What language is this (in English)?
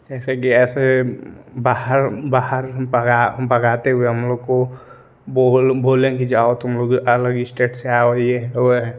Hindi